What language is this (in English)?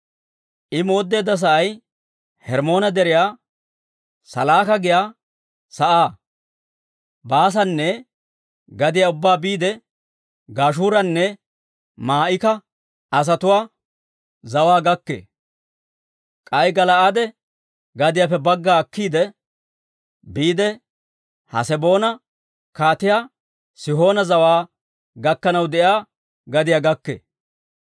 Dawro